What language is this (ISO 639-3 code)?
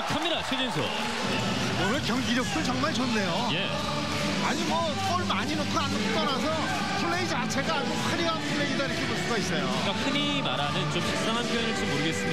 kor